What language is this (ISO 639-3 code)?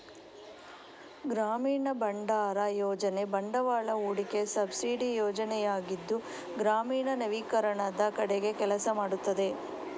kan